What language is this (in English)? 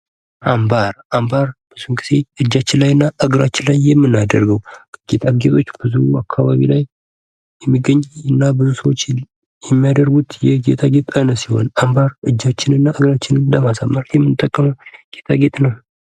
Amharic